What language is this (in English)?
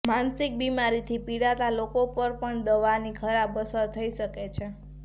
Gujarati